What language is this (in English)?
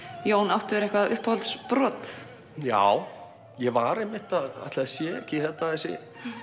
Icelandic